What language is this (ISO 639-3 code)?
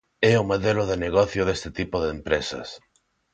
glg